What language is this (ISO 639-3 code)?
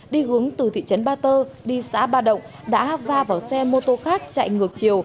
vie